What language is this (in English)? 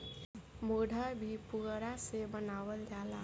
Bhojpuri